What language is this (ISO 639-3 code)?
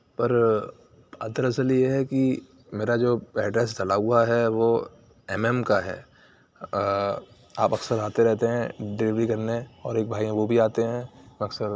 urd